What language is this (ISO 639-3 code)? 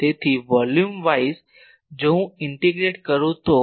guj